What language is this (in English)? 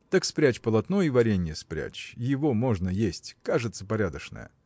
Russian